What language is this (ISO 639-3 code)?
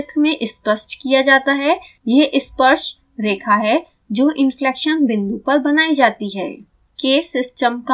hin